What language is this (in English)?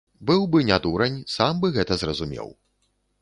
Belarusian